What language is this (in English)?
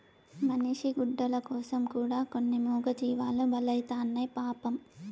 Telugu